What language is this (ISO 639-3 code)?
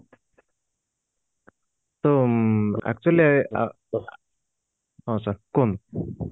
ori